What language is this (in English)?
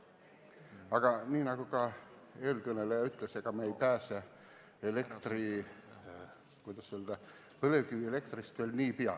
Estonian